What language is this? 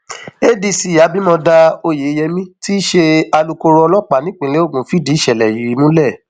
Yoruba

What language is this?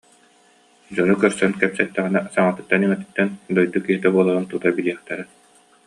Yakut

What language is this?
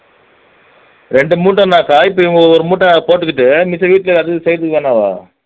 Tamil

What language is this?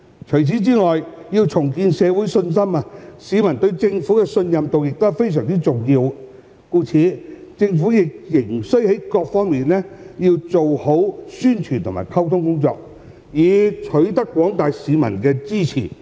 Cantonese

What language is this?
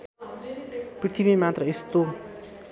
Nepali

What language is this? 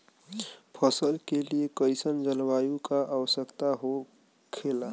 Bhojpuri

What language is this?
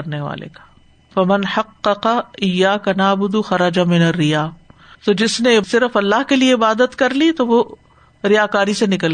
Urdu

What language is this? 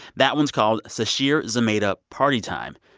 English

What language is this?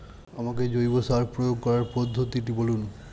Bangla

